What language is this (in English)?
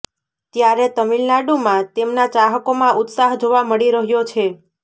Gujarati